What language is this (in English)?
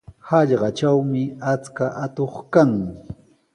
Sihuas Ancash Quechua